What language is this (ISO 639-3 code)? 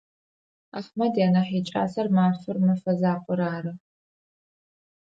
ady